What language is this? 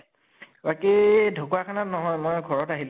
Assamese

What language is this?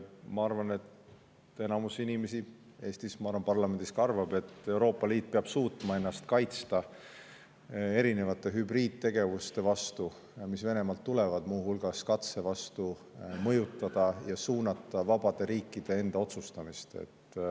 Estonian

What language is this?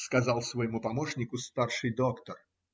Russian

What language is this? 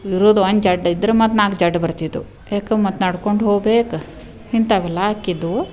Kannada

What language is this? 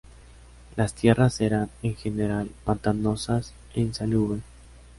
Spanish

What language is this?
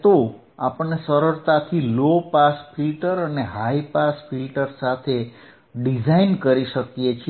Gujarati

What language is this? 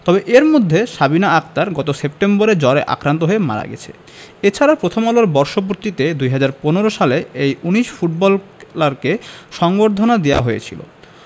Bangla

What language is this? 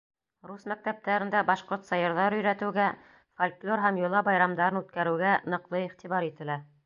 Bashkir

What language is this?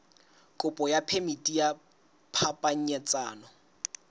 Southern Sotho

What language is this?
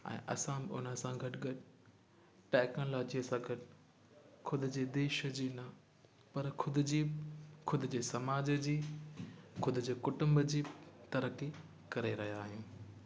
Sindhi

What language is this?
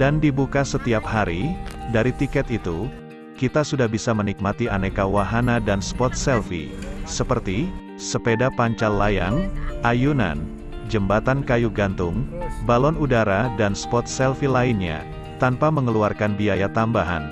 Indonesian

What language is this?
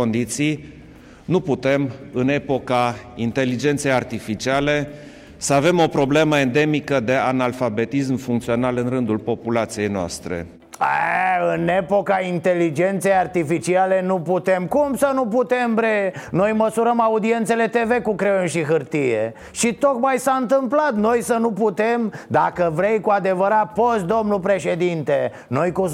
Romanian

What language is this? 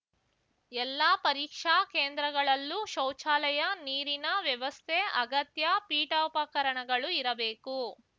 Kannada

